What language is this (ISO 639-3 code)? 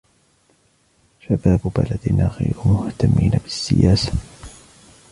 ara